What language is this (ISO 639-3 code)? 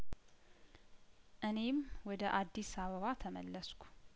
amh